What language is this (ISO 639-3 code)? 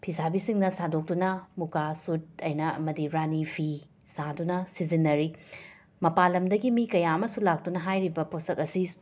mni